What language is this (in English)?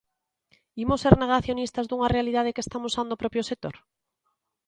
Galician